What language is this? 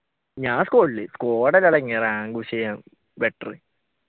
Malayalam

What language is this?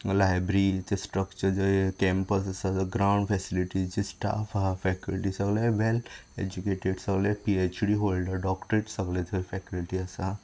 Konkani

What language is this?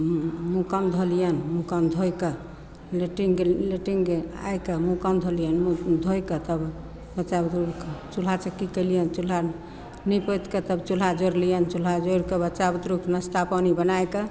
Maithili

